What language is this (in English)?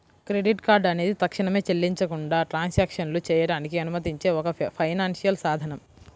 Telugu